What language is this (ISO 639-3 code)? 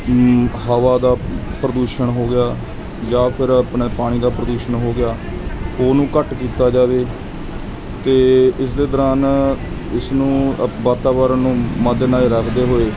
pan